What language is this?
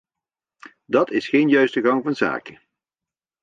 Dutch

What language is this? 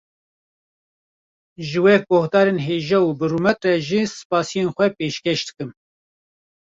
Kurdish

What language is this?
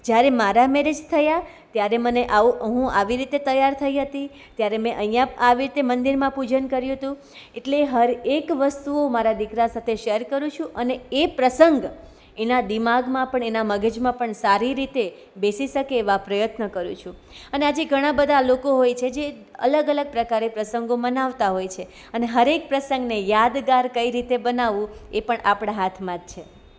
Gujarati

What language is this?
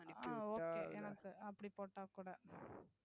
Tamil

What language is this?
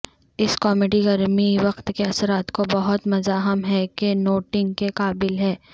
Urdu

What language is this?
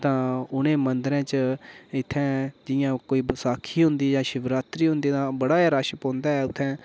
Dogri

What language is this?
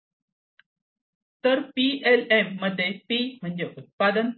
Marathi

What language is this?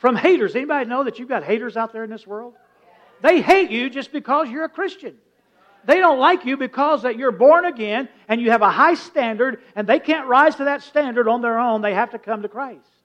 English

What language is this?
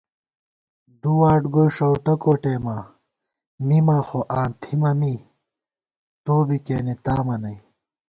Gawar-Bati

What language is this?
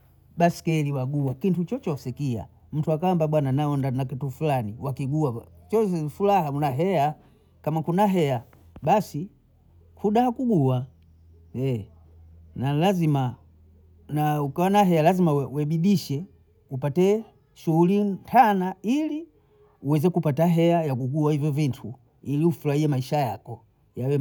Bondei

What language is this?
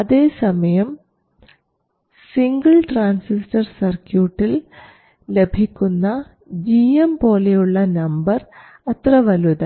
Malayalam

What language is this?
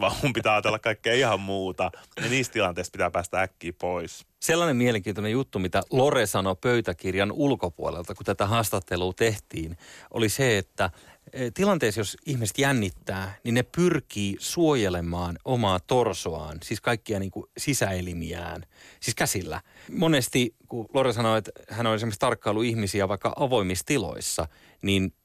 Finnish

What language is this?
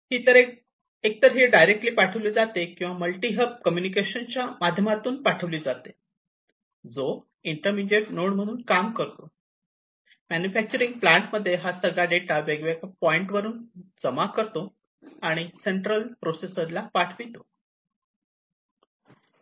Marathi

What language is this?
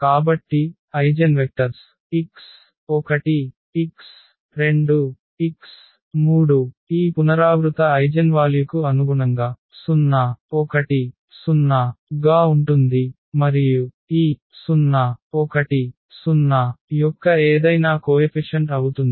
Telugu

